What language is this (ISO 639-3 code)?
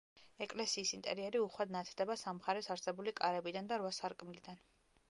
kat